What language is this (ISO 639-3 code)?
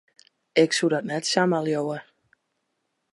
fry